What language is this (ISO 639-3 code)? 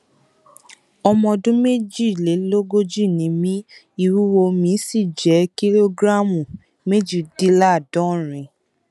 yor